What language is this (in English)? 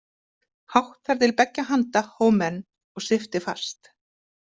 Icelandic